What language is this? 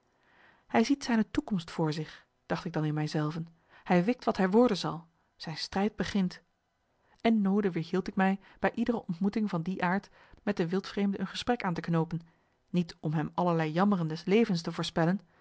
Dutch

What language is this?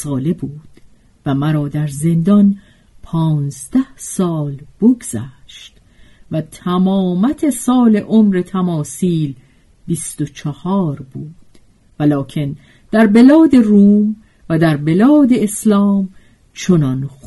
Persian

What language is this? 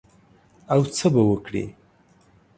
Pashto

